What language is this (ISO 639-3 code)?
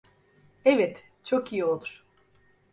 tur